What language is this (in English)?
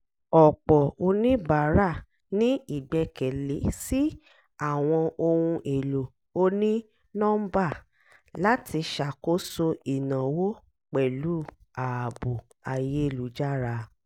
Yoruba